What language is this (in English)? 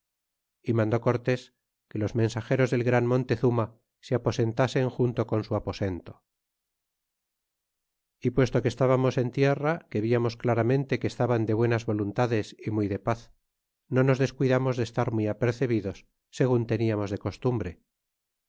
Spanish